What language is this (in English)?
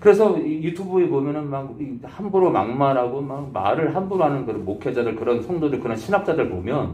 Korean